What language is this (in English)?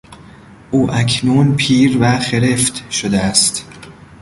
Persian